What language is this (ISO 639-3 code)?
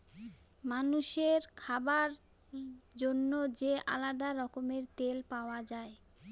ben